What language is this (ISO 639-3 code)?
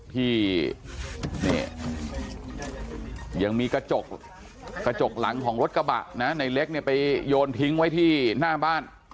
tha